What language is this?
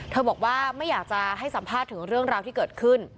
Thai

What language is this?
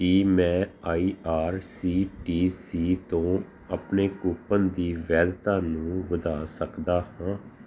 Punjabi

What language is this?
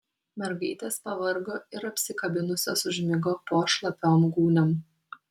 Lithuanian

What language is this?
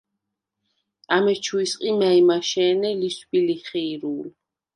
Svan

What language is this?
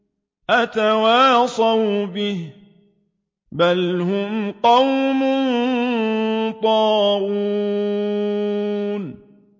Arabic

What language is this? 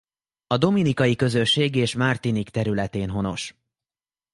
Hungarian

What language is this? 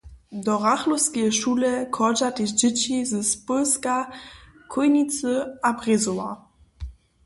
Upper Sorbian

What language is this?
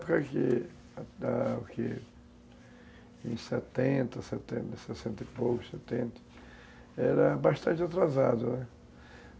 Portuguese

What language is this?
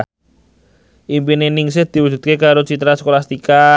Javanese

